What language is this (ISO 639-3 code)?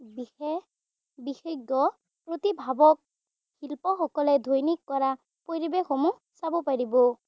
asm